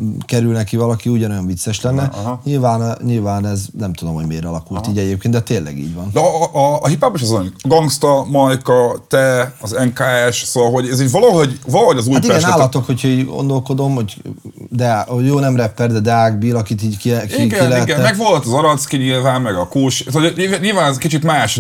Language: Hungarian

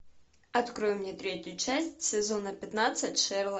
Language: Russian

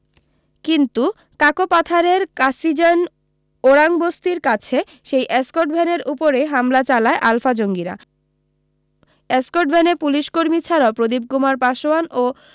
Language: Bangla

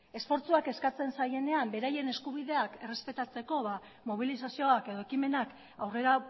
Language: Basque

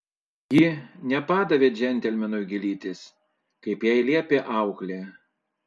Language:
Lithuanian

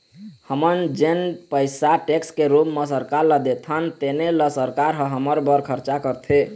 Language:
Chhattisgarhi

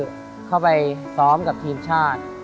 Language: Thai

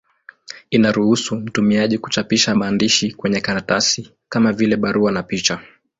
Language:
Swahili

